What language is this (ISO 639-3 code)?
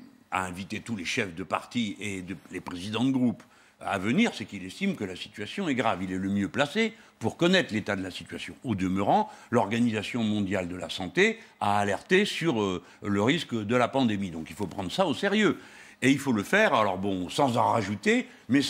fra